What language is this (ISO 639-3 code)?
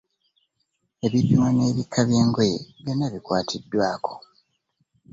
lug